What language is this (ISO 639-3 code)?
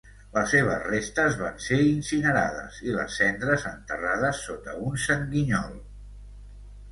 cat